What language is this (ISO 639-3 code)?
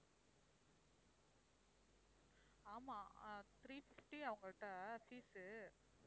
tam